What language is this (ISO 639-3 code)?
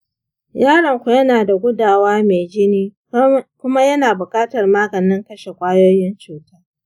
hau